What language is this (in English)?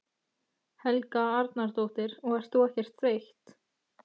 Icelandic